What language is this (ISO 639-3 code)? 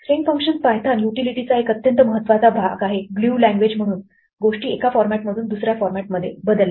mar